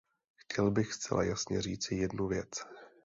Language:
Czech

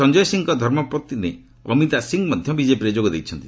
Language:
Odia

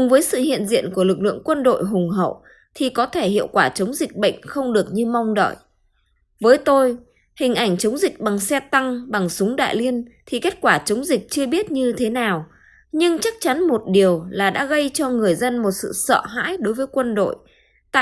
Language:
Vietnamese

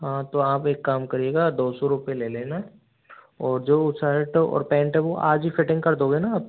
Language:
Hindi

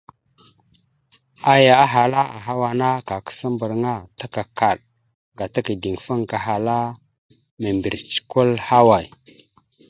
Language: Mada (Cameroon)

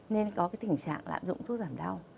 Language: Vietnamese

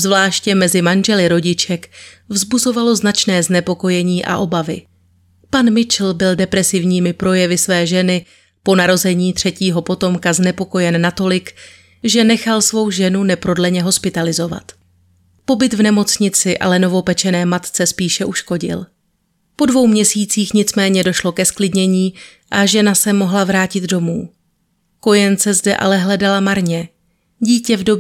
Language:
Czech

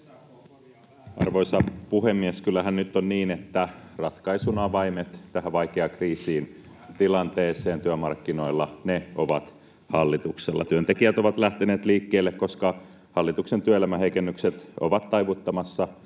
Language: Finnish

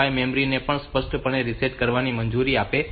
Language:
Gujarati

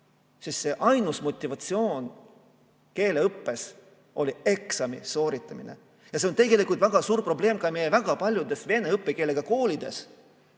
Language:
Estonian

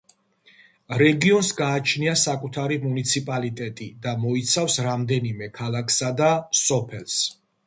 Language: Georgian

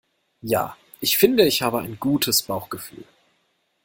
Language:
German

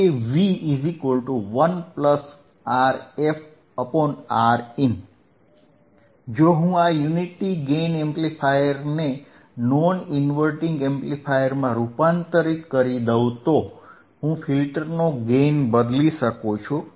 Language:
Gujarati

